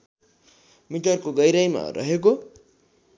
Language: Nepali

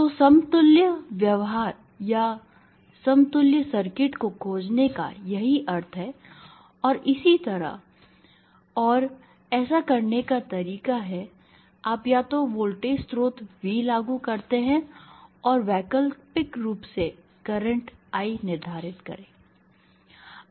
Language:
Hindi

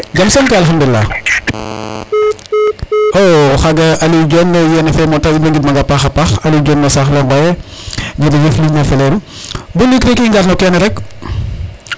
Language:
Serer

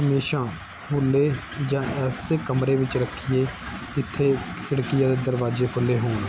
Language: Punjabi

